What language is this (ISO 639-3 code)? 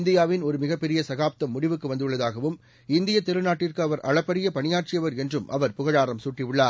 tam